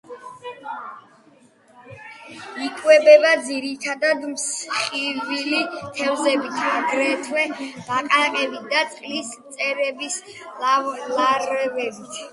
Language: Georgian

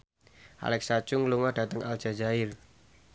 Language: Javanese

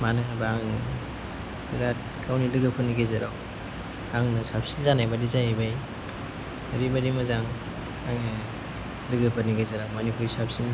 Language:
Bodo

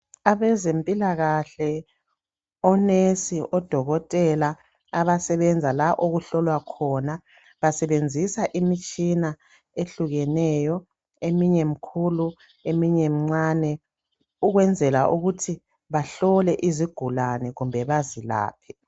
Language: North Ndebele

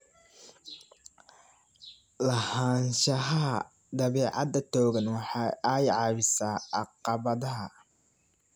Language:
Somali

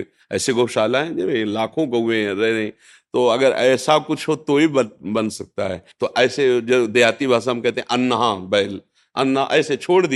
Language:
Hindi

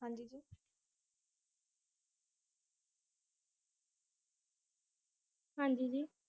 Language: Punjabi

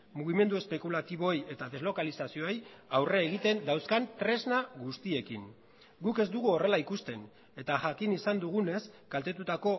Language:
Basque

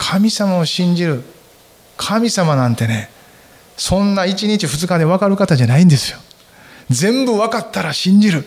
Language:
Japanese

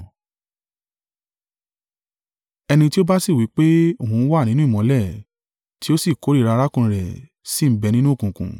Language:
Yoruba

